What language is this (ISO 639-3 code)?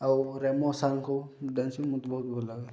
ori